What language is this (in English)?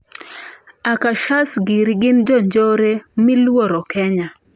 Luo (Kenya and Tanzania)